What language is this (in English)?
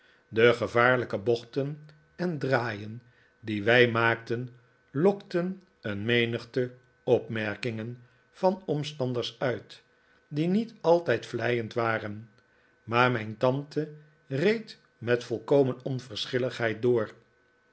Dutch